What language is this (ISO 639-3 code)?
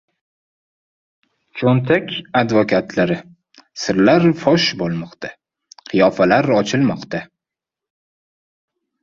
uzb